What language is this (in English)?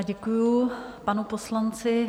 Czech